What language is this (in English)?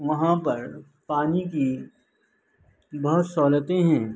Urdu